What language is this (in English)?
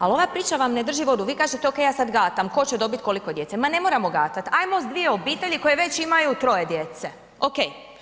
Croatian